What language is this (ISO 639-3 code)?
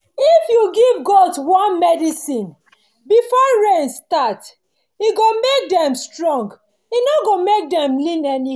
pcm